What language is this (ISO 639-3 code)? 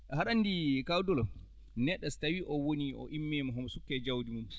ful